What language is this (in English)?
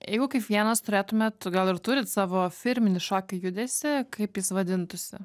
Lithuanian